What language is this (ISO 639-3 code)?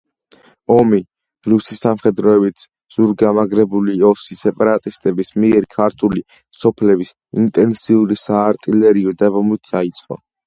kat